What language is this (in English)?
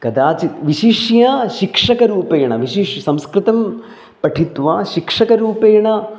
Sanskrit